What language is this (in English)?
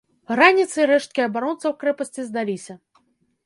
Belarusian